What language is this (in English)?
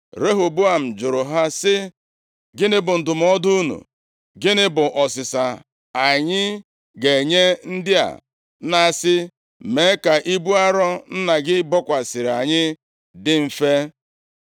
Igbo